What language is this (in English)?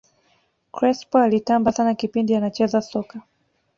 Swahili